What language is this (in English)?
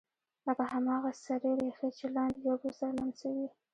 Pashto